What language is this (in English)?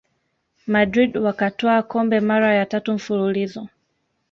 Swahili